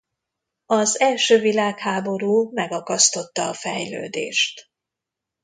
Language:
Hungarian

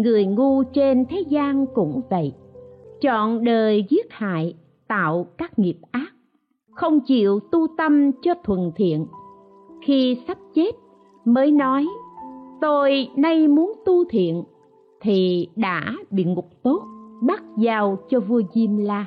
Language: Vietnamese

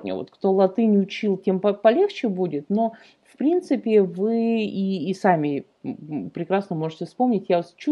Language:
Russian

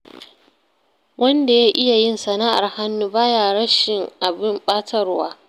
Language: Hausa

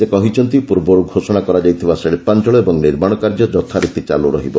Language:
Odia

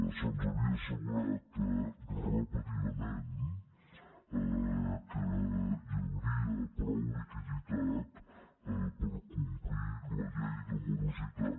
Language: Catalan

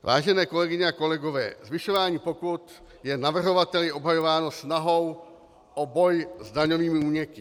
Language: Czech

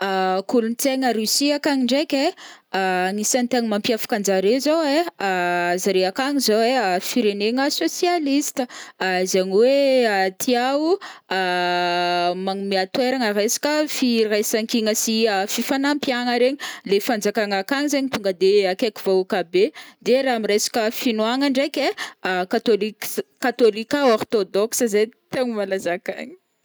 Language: Northern Betsimisaraka Malagasy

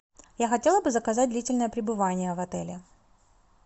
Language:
Russian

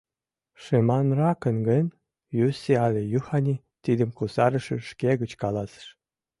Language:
Mari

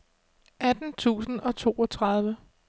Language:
Danish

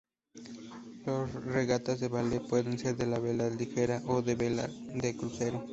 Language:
Spanish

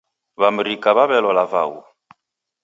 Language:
Taita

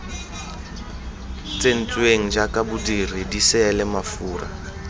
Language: Tswana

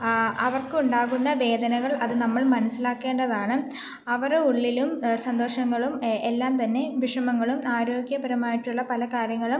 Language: Malayalam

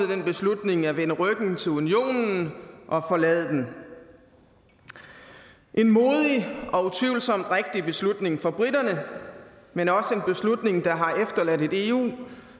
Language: Danish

